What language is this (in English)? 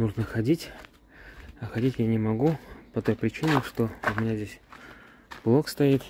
Russian